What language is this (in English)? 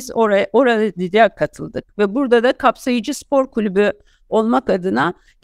Turkish